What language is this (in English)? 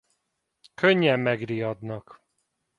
Hungarian